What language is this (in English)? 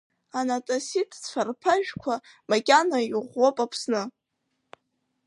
Abkhazian